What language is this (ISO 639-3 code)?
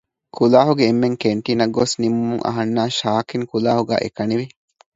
div